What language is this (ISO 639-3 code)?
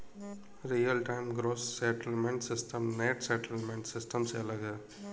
hin